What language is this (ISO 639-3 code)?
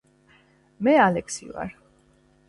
kat